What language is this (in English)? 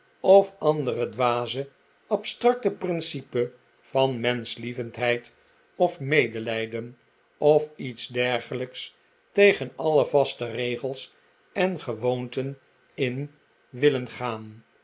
Dutch